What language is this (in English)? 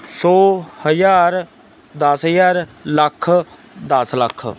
Punjabi